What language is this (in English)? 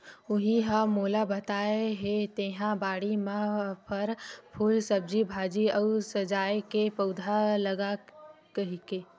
Chhattisgarhi